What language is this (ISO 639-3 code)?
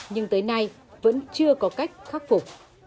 vie